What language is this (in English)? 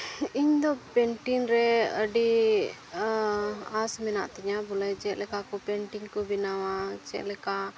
Santali